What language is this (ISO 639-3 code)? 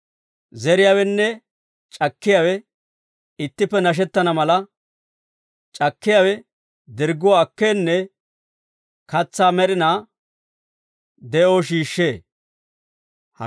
dwr